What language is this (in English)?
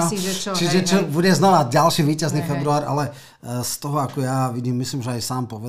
Slovak